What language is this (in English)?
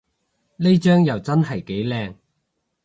Cantonese